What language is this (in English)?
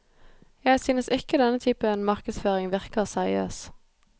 Norwegian